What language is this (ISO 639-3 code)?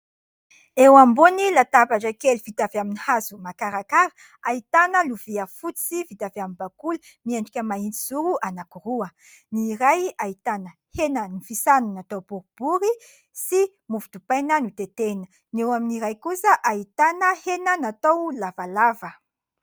mlg